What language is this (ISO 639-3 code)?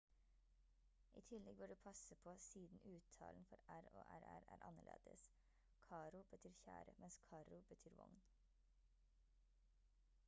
nob